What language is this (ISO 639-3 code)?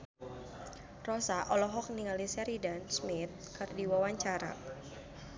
sun